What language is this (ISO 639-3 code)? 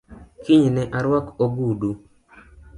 luo